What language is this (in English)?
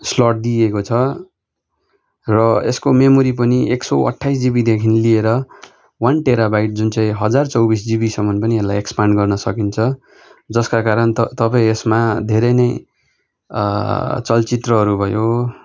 Nepali